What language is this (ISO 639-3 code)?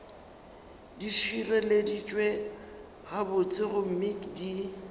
nso